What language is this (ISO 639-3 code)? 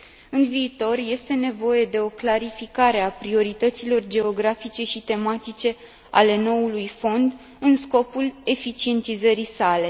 ron